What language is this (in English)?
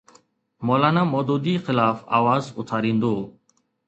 Sindhi